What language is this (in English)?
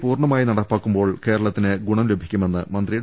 Malayalam